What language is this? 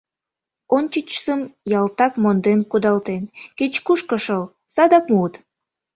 Mari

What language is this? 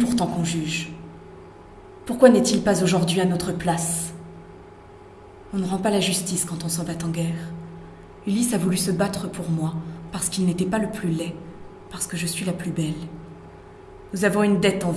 French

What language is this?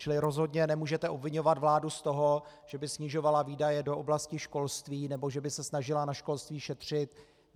Czech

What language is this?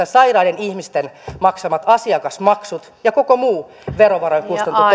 Finnish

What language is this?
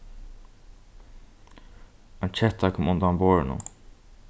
Faroese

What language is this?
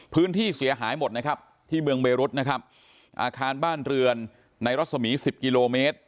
Thai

